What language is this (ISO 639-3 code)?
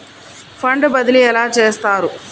tel